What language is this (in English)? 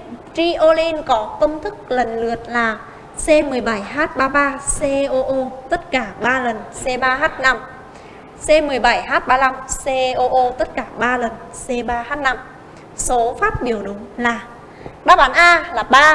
Vietnamese